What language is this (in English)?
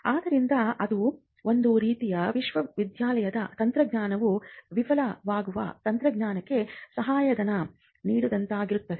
Kannada